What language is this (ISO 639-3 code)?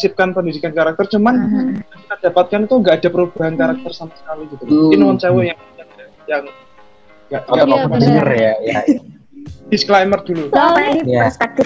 ind